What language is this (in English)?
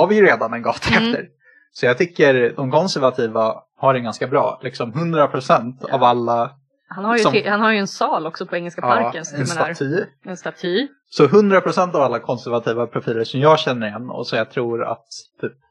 Swedish